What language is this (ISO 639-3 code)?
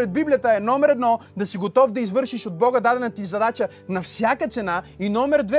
bul